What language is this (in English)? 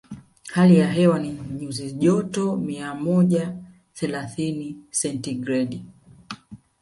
Swahili